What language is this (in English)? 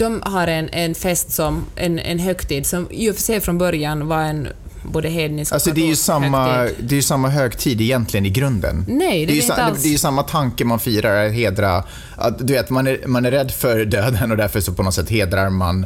Swedish